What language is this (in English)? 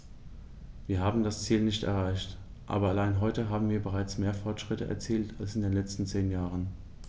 German